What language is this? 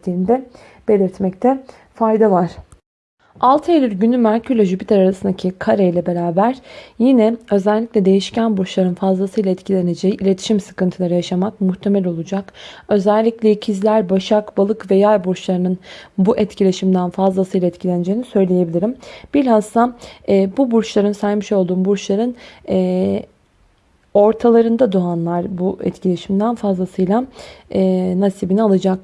Turkish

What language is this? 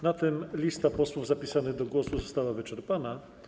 Polish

